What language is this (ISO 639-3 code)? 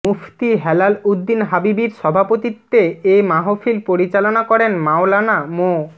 ben